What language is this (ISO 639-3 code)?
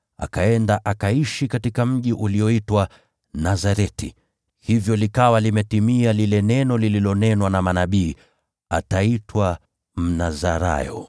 swa